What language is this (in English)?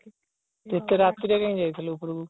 Odia